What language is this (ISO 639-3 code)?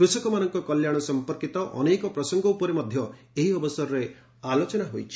ori